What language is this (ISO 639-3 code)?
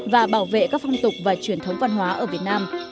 vie